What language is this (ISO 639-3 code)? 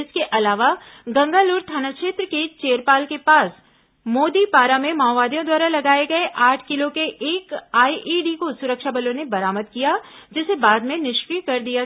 hin